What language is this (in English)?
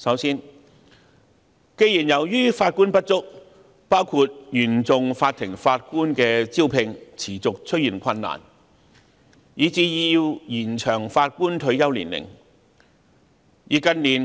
Cantonese